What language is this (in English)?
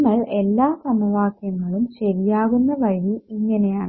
Malayalam